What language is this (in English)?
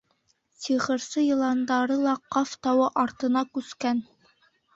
Bashkir